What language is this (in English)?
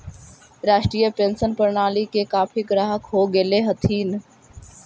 Magahi